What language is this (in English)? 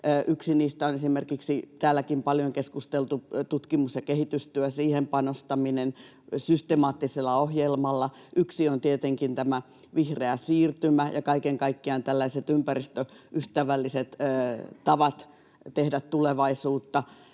Finnish